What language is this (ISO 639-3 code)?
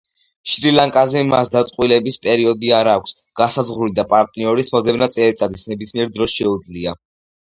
kat